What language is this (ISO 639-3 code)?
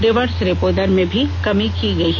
hin